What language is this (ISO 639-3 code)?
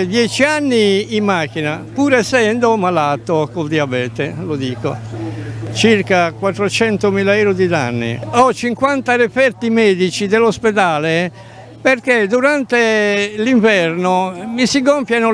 ita